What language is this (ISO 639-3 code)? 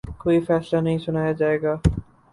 urd